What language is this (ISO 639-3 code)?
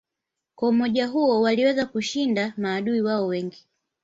swa